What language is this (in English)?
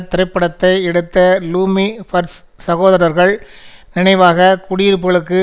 Tamil